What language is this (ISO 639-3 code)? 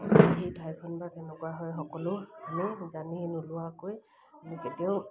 asm